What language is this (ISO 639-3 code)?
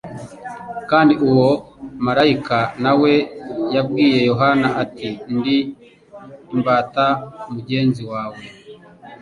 kin